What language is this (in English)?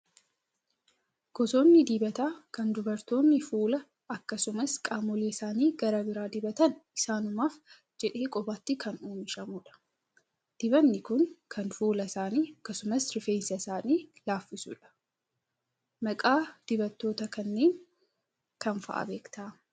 Oromo